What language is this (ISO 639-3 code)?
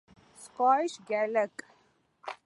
urd